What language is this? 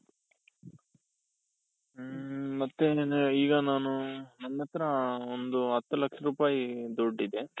Kannada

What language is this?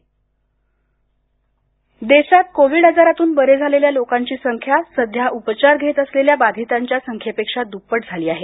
Marathi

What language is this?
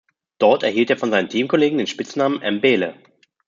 German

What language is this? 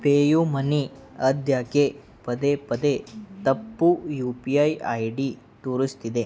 Kannada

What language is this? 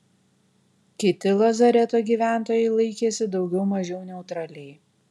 Lithuanian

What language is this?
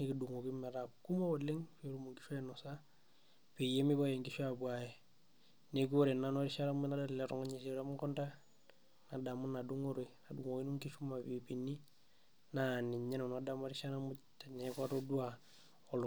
Masai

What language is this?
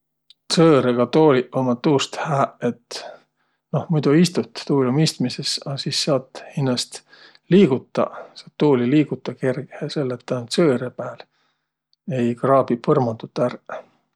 Võro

